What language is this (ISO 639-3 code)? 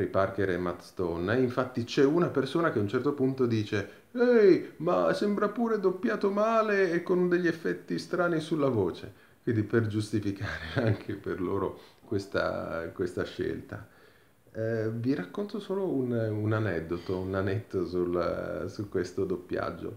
ita